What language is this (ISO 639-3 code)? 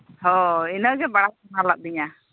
sat